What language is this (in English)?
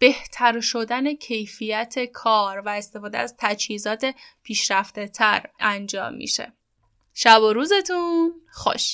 Persian